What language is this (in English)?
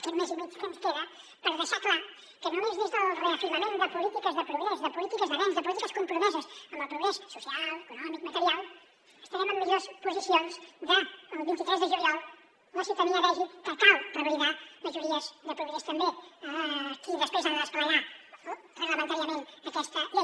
Catalan